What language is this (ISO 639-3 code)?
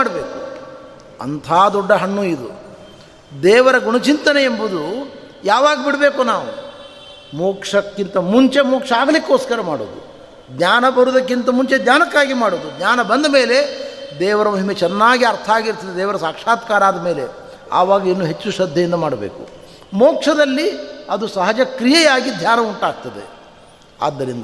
kan